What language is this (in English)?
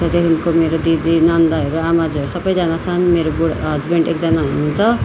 Nepali